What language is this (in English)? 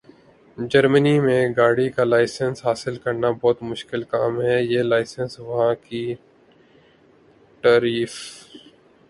Urdu